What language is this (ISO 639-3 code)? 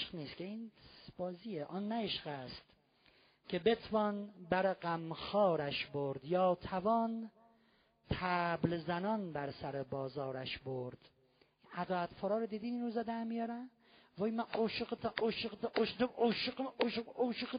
fas